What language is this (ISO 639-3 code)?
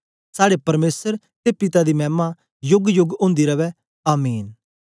doi